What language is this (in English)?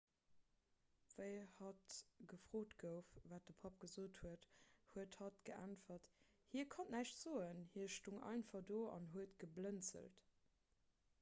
Luxembourgish